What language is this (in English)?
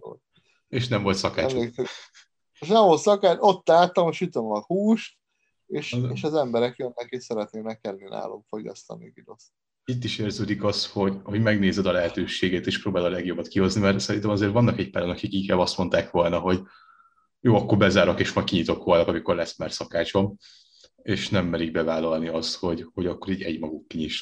Hungarian